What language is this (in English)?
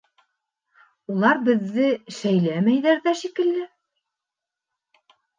Bashkir